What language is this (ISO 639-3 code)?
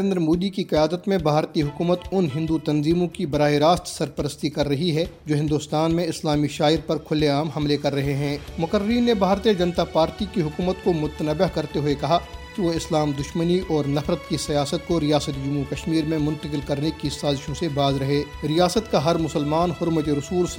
urd